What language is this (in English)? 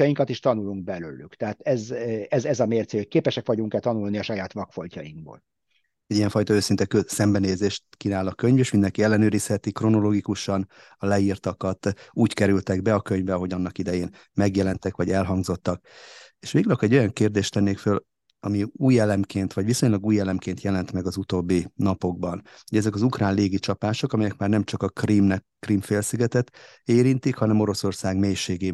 Hungarian